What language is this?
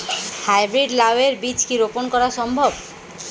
Bangla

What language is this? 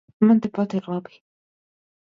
Latvian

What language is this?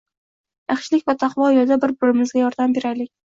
Uzbek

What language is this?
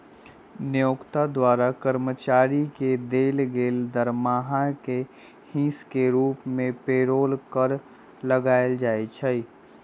Magahi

